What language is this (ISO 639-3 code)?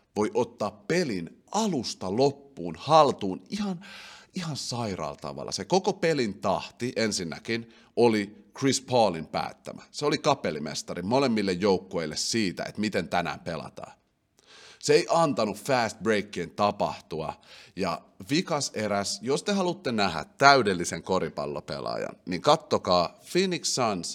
fin